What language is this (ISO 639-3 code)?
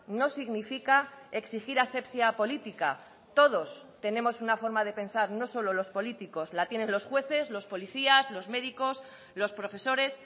spa